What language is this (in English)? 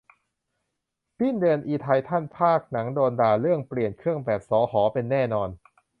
Thai